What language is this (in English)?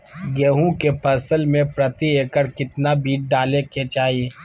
Magahi